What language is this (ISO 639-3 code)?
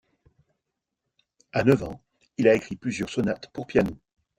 fra